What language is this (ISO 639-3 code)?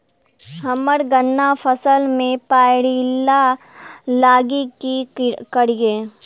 mai